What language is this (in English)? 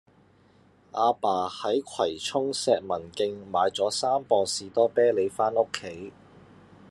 Cantonese